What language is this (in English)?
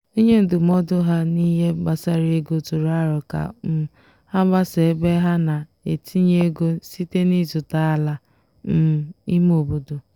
Igbo